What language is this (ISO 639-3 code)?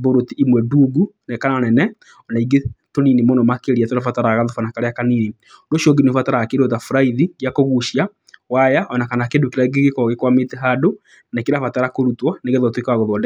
kik